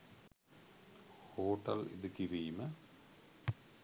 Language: Sinhala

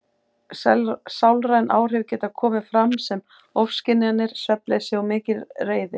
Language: Icelandic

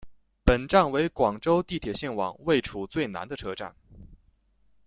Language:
Chinese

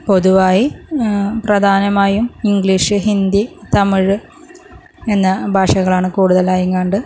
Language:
Malayalam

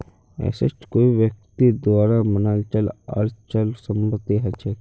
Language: Magahi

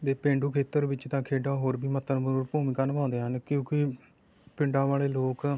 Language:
Punjabi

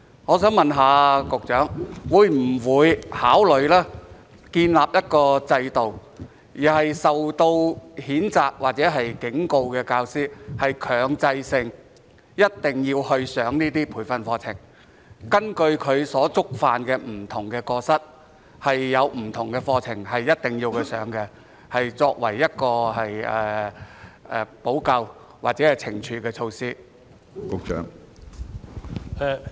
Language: Cantonese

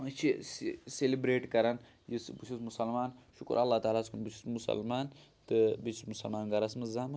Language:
Kashmiri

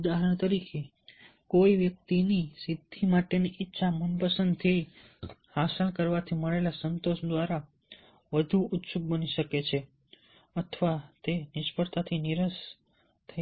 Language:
Gujarati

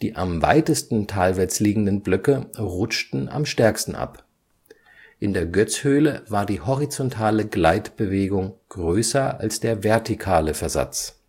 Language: German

